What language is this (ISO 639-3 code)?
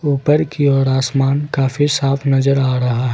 hin